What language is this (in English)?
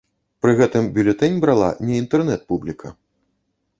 Belarusian